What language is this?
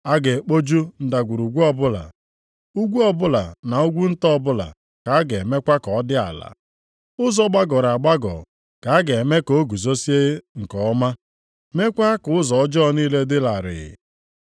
Igbo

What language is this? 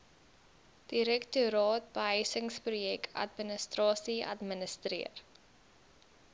Afrikaans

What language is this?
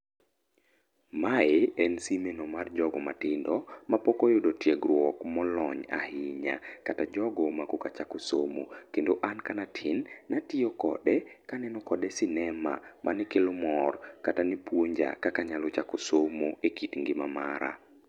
Luo (Kenya and Tanzania)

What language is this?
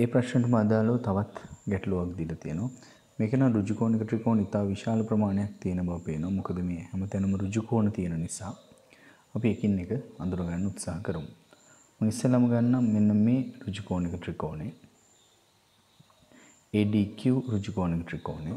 English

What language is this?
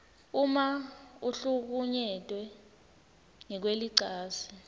Swati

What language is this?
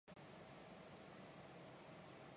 Chinese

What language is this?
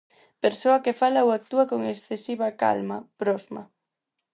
Galician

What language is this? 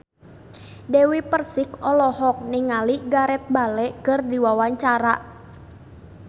Sundanese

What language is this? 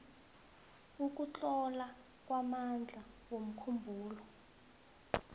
South Ndebele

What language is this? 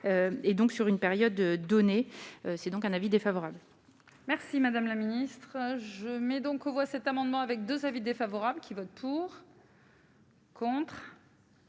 French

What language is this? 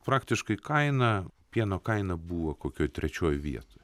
Lithuanian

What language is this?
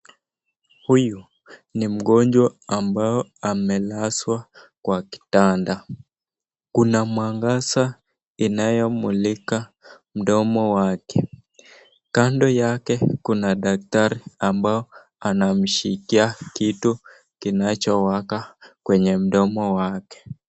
Swahili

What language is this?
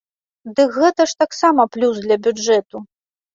Belarusian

